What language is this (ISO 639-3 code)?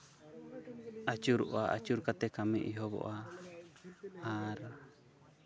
sat